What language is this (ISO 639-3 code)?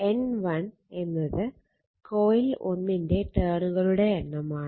mal